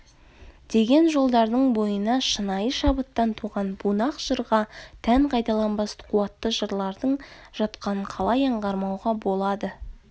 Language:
Kazakh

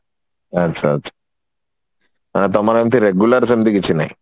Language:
Odia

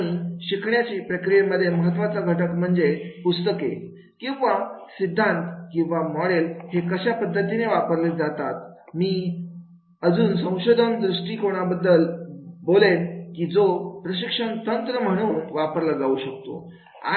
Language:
Marathi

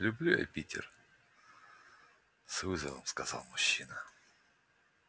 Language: Russian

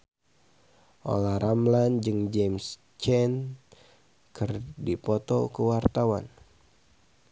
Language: Sundanese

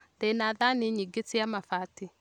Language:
Kikuyu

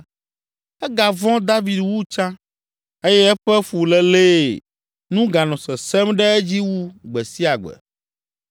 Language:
Ewe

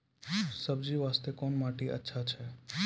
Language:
Maithili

